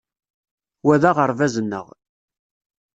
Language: Kabyle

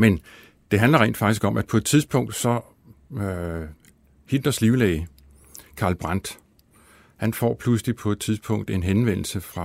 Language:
Danish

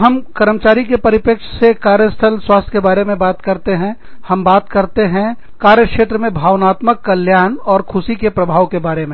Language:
Hindi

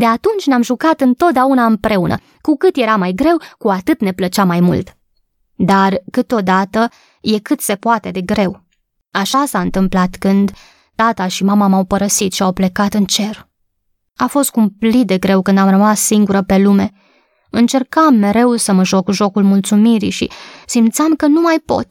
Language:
Romanian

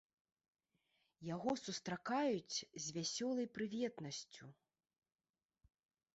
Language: Belarusian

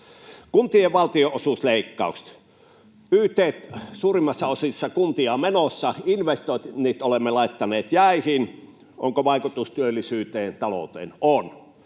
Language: Finnish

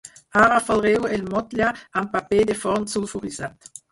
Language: Catalan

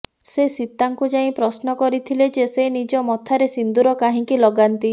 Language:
Odia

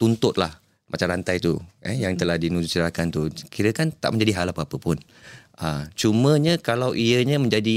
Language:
Malay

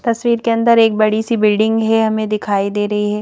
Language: Hindi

